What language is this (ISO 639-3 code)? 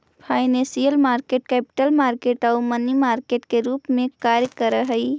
mag